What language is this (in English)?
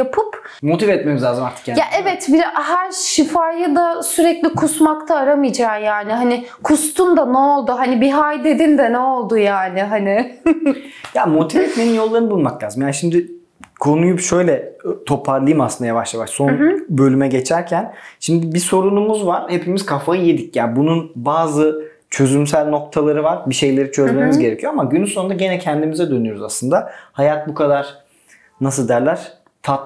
Turkish